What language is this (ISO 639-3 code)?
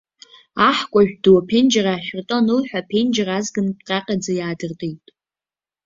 abk